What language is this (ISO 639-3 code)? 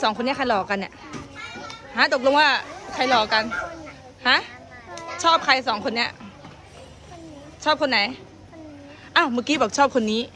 tha